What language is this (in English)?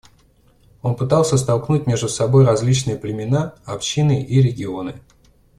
Russian